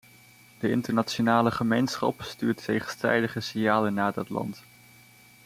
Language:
Dutch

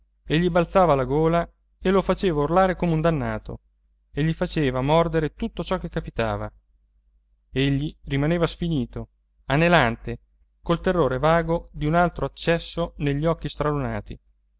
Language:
Italian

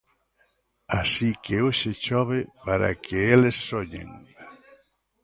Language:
Galician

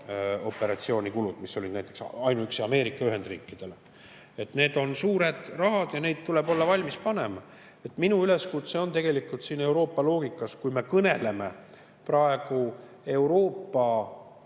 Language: Estonian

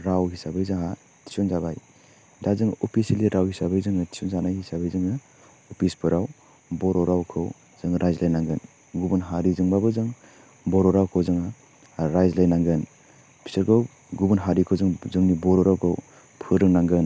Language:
Bodo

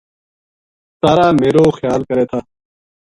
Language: Gujari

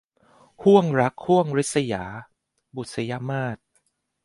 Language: Thai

